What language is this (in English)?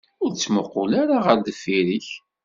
Kabyle